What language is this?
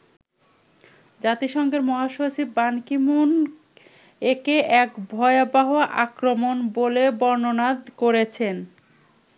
Bangla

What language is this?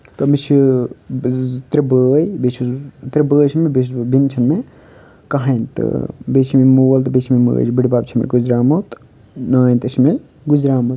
Kashmiri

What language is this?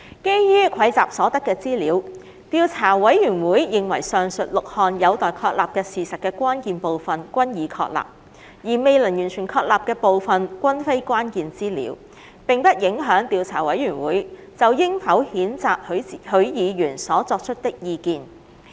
Cantonese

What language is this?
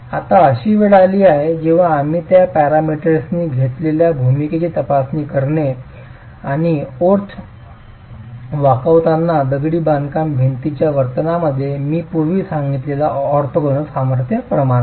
Marathi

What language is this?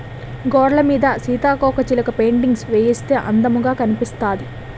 Telugu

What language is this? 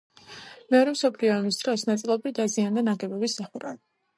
Georgian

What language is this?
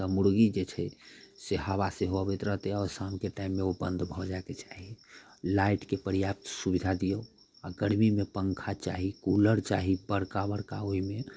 Maithili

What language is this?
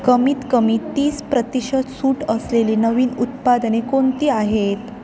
Marathi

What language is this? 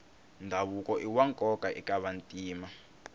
Tsonga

